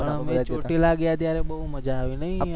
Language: Gujarati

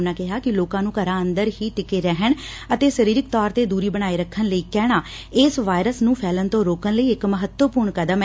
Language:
Punjabi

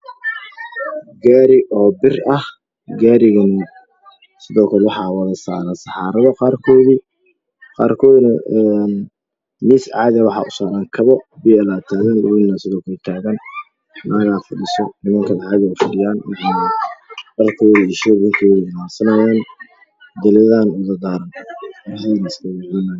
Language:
Somali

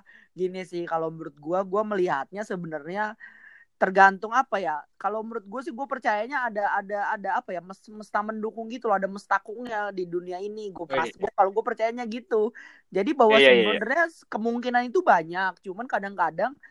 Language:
Indonesian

